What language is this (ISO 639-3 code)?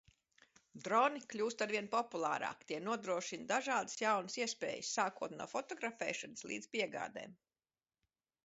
lav